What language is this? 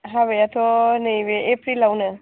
Bodo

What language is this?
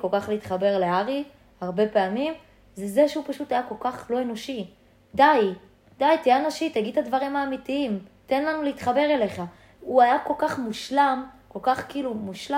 Hebrew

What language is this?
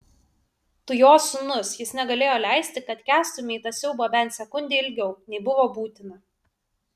Lithuanian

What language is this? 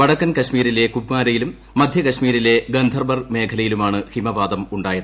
Malayalam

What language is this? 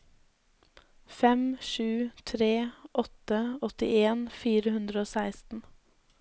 Norwegian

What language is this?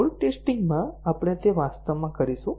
Gujarati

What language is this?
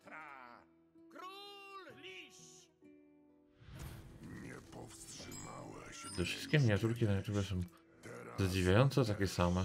Polish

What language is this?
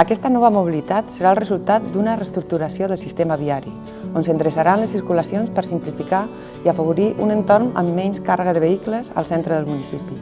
Catalan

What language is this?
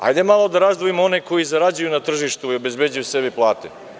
Serbian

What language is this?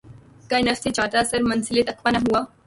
Urdu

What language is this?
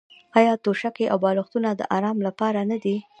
Pashto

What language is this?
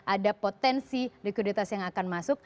Indonesian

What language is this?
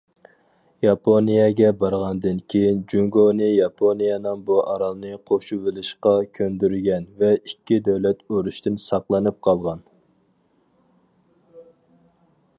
Uyghur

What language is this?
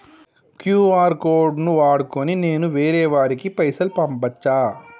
Telugu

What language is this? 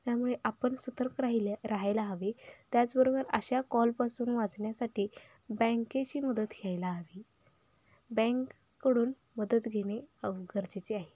Marathi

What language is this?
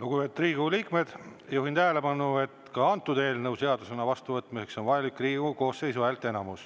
Estonian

